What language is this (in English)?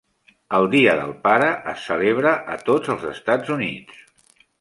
Catalan